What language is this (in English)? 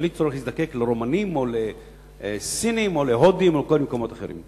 Hebrew